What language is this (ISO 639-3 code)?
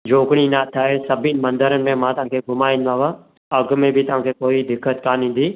snd